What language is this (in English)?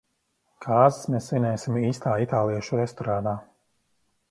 Latvian